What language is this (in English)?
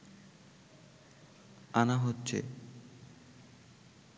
Bangla